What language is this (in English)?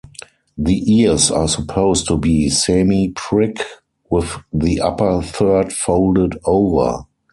English